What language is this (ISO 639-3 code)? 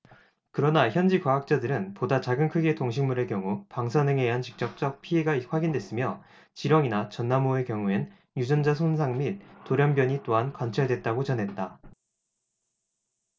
kor